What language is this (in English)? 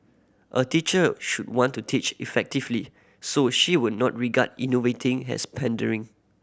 English